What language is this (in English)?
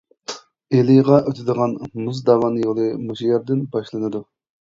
Uyghur